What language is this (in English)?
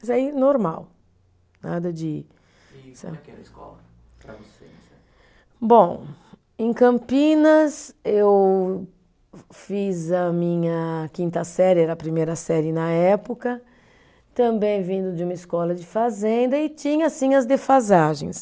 Portuguese